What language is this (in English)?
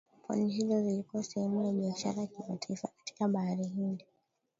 Swahili